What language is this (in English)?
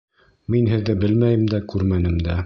Bashkir